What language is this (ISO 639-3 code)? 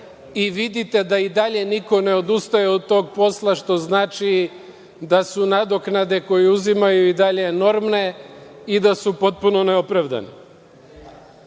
srp